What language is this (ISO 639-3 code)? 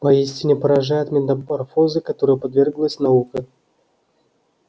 rus